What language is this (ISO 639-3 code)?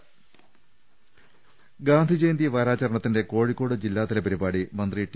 mal